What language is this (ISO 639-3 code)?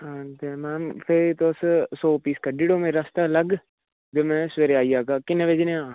doi